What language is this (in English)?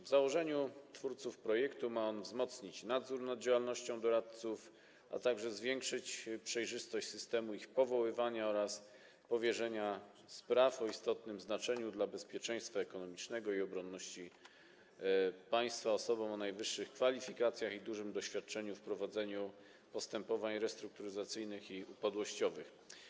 Polish